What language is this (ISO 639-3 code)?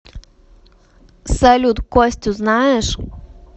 rus